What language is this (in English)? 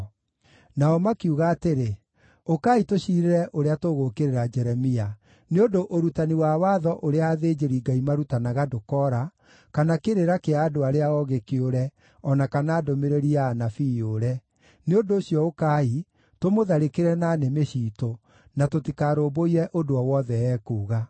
Kikuyu